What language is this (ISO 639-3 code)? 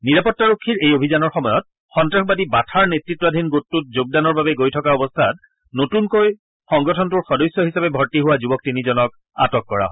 asm